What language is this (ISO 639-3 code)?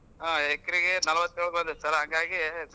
kan